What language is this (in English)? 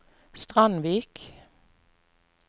Norwegian